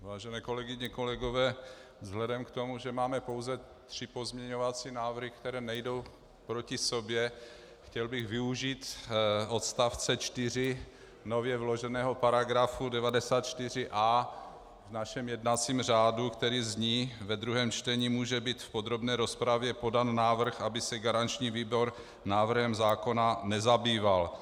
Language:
Czech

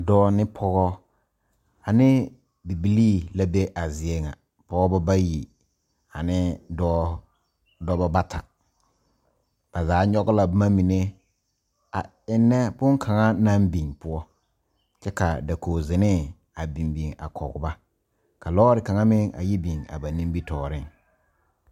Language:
Southern Dagaare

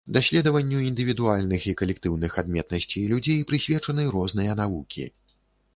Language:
Belarusian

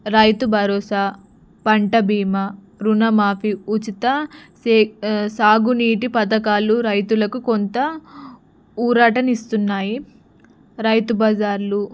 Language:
Telugu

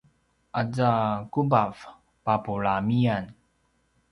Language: Paiwan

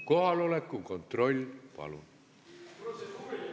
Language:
Estonian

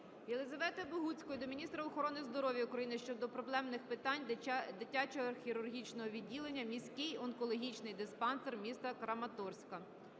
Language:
Ukrainian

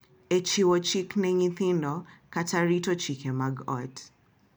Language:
Luo (Kenya and Tanzania)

